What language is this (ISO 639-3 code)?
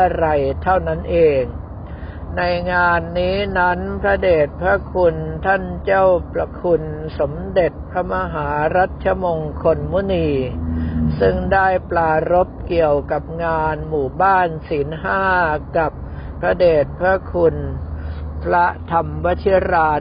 tha